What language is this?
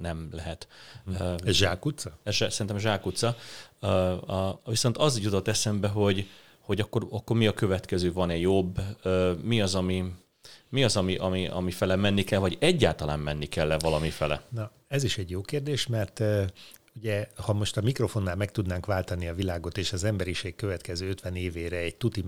Hungarian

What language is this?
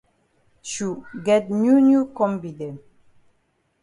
Cameroon Pidgin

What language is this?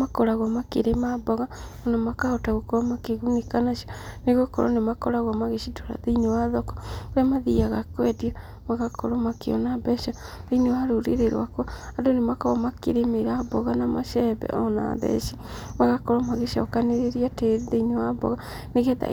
Kikuyu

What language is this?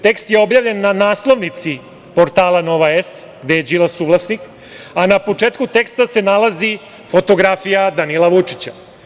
Serbian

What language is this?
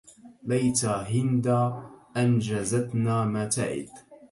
Arabic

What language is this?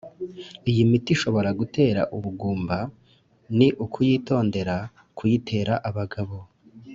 Kinyarwanda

